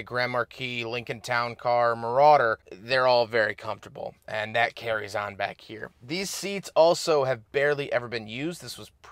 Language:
English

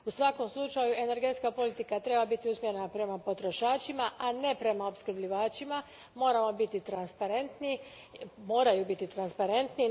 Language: Croatian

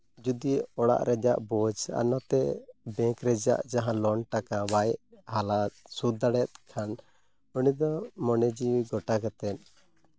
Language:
Santali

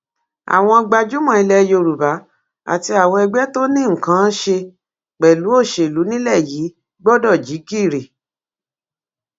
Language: Yoruba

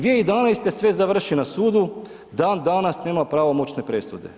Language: Croatian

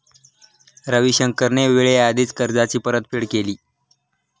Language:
Marathi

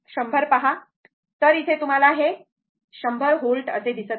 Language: Marathi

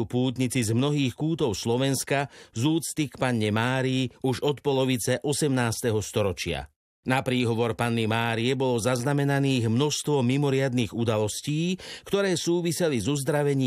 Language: Slovak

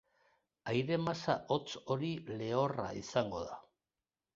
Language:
Basque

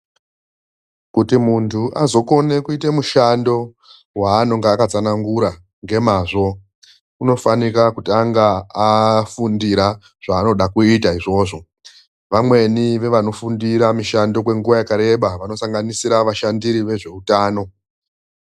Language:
Ndau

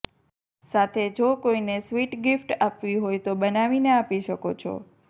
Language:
Gujarati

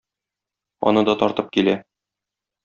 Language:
Tatar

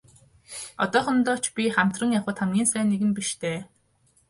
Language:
Mongolian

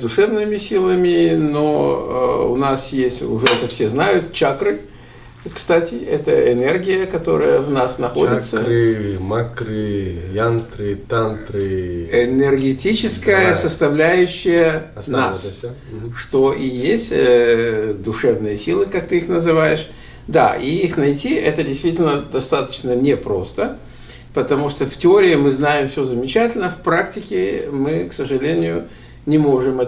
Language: Russian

